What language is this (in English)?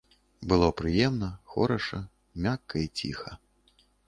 Belarusian